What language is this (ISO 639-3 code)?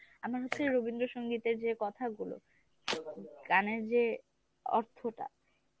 ben